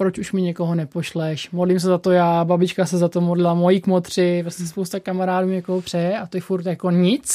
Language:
Czech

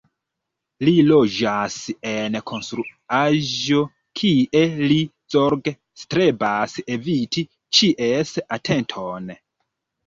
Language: Esperanto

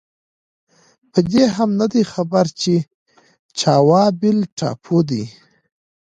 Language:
Pashto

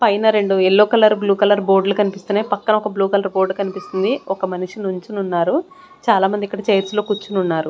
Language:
Telugu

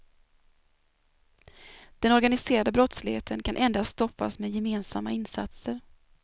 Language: Swedish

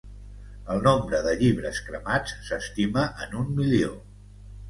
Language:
Catalan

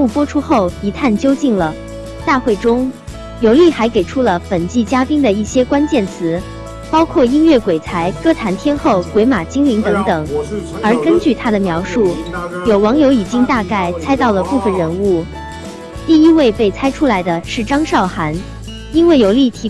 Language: Chinese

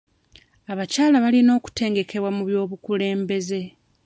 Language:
Ganda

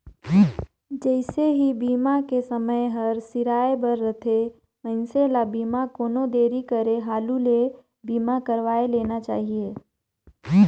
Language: Chhattisgarhi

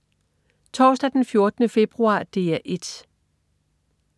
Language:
Danish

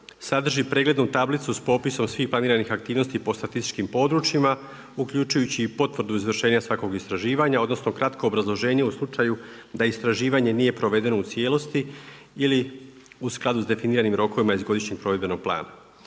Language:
Croatian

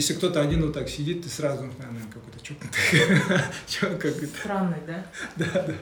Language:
Russian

